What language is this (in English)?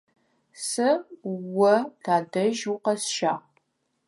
Adyghe